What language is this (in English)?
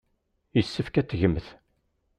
Kabyle